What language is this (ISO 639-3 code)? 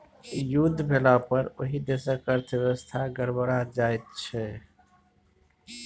mai